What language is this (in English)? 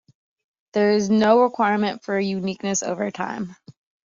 English